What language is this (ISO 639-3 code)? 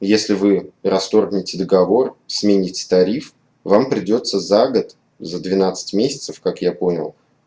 rus